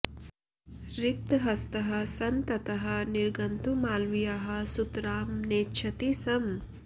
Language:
Sanskrit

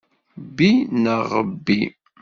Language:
Kabyle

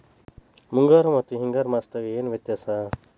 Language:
Kannada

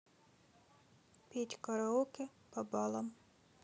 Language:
Russian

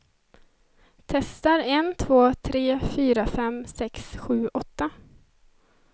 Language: Swedish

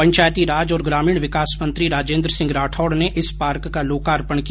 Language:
Hindi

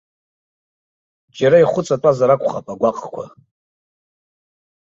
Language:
Abkhazian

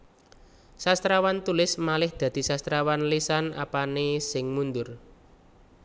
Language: Javanese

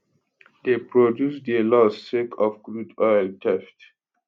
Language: Nigerian Pidgin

